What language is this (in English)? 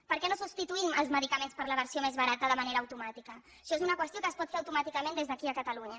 Catalan